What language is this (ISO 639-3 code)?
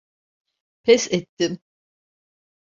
tur